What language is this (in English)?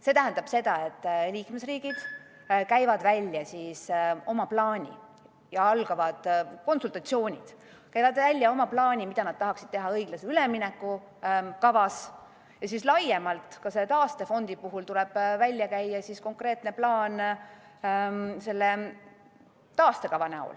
Estonian